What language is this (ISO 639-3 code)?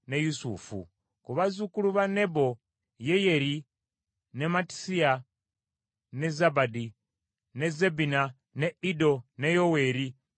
lug